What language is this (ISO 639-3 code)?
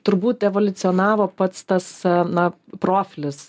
lit